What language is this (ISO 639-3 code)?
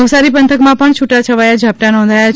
guj